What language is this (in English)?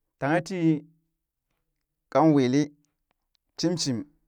Burak